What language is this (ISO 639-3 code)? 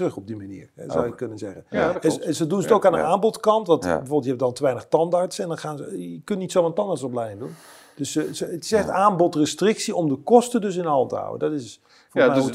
nld